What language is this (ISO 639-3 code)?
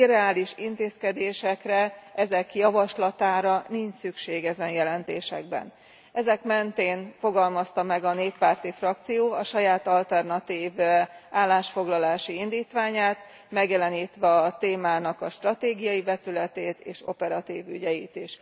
hun